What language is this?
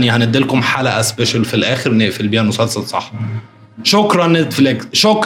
Arabic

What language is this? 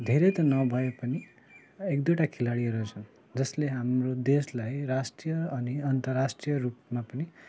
Nepali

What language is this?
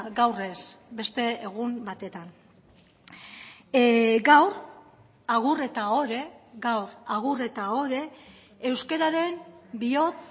Basque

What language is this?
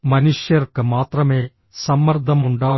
Malayalam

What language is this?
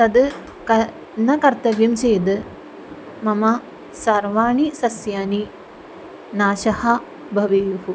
Sanskrit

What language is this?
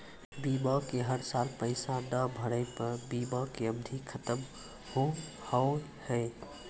Maithili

